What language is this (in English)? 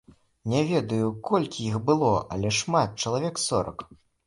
Belarusian